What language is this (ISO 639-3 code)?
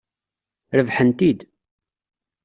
kab